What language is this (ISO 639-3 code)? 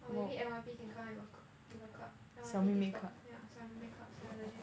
eng